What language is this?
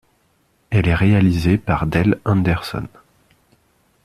French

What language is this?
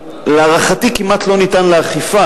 Hebrew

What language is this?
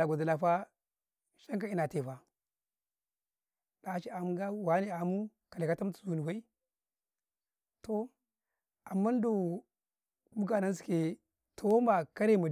Karekare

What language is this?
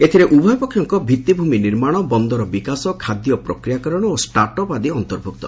Odia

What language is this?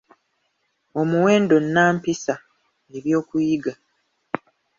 Ganda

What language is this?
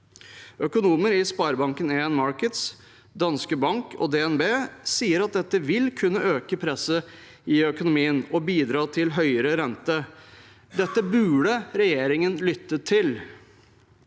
Norwegian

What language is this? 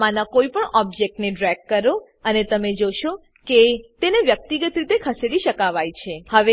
Gujarati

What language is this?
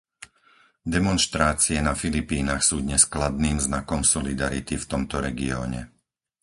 Slovak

